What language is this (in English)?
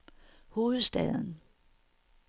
Danish